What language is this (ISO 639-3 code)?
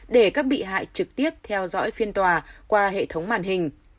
vie